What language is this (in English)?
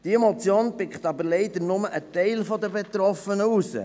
Swiss German